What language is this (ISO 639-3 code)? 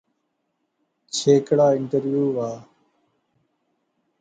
phr